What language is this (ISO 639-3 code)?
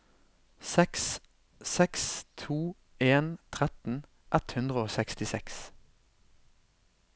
nor